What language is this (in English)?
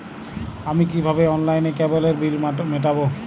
Bangla